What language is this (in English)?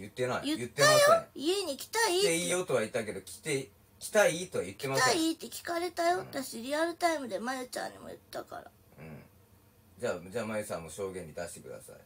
Japanese